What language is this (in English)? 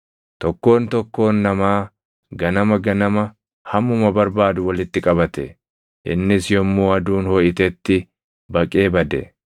Oromo